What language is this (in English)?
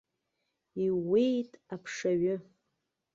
Abkhazian